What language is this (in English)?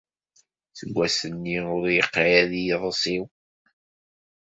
Kabyle